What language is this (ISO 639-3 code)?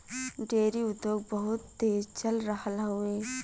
bho